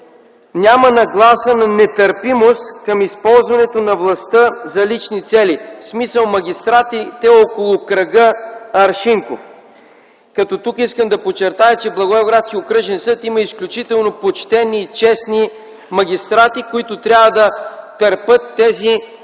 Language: Bulgarian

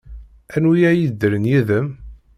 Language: Kabyle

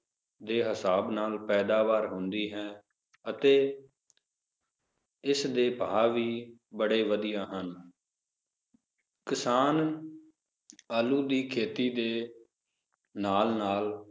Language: Punjabi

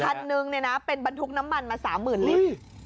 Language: Thai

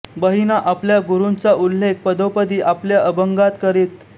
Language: Marathi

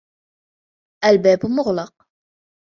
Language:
Arabic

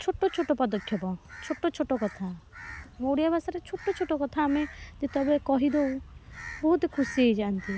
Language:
Odia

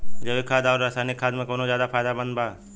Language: Bhojpuri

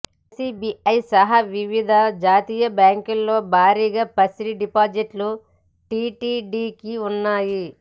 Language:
Telugu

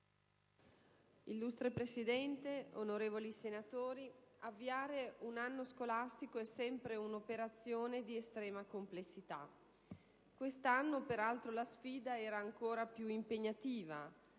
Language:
Italian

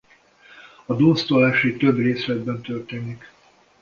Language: Hungarian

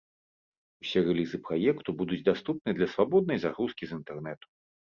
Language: Belarusian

